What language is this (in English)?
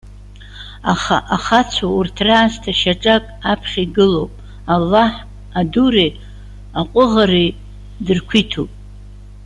Abkhazian